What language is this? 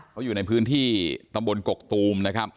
Thai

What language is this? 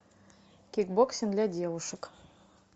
Russian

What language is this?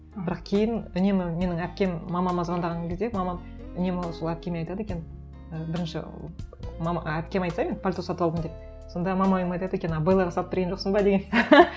Kazakh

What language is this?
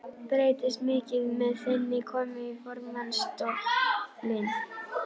Icelandic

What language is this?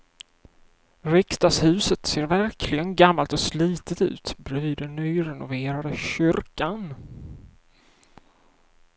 Swedish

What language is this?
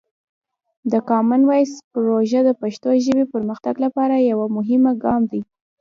Pashto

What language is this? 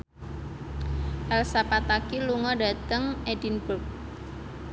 Javanese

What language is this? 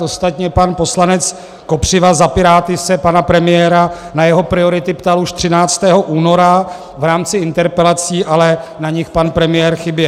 Czech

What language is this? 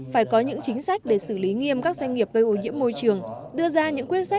Vietnamese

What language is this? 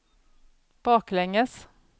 Swedish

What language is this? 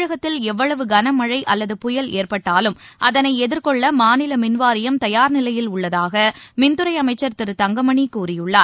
Tamil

